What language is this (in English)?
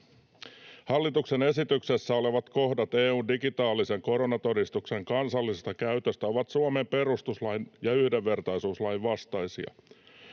Finnish